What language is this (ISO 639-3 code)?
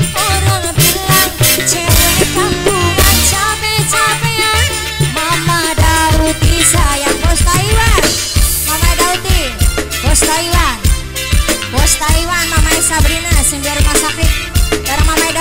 ind